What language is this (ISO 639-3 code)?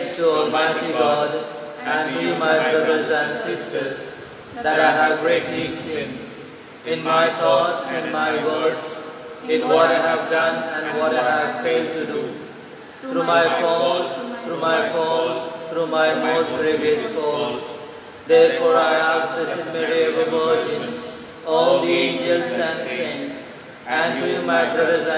eng